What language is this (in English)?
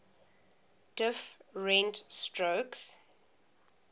English